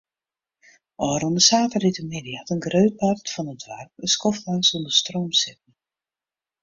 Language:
Western Frisian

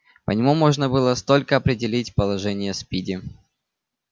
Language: Russian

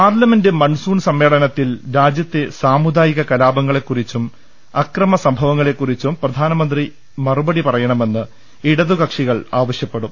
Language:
Malayalam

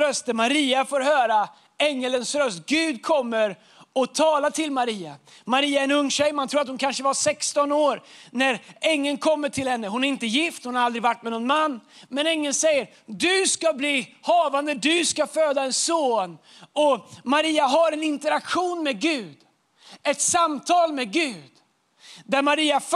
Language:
Swedish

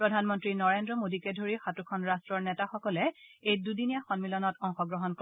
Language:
Assamese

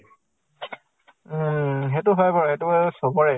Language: Assamese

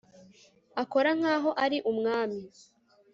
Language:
Kinyarwanda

